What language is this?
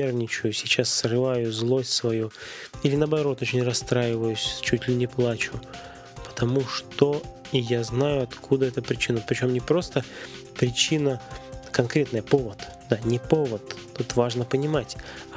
Russian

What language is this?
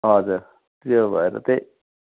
Nepali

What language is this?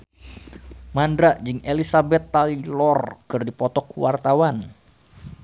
Sundanese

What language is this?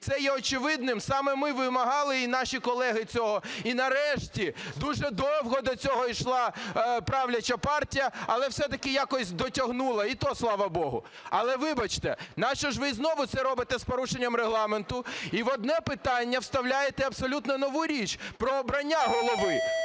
Ukrainian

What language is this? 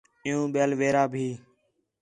Khetrani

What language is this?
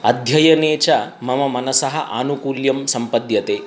Sanskrit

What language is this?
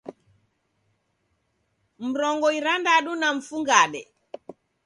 Taita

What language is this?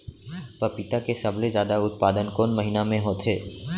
Chhattisgarhi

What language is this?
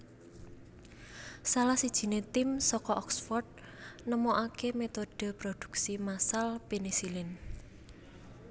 Javanese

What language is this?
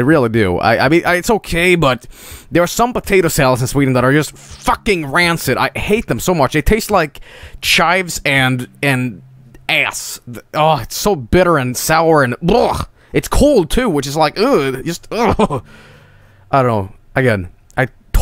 English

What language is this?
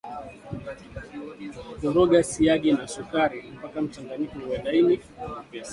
Swahili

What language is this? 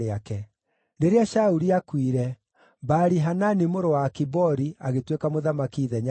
Kikuyu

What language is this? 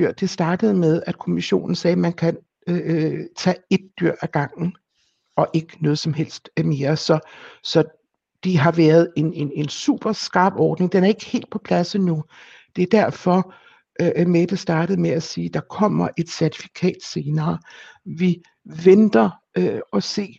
Danish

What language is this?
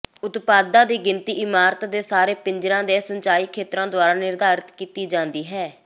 Punjabi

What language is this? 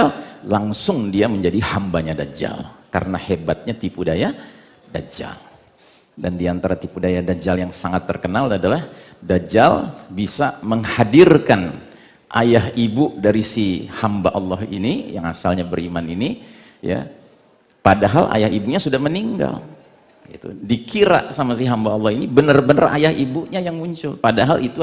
Indonesian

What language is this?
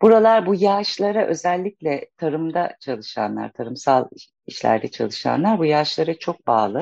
Turkish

